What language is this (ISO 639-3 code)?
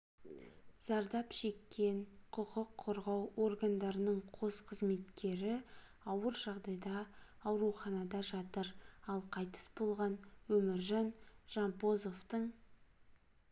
kaz